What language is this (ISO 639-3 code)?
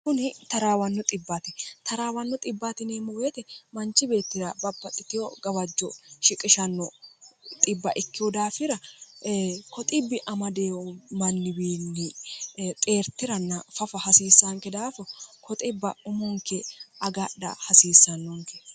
sid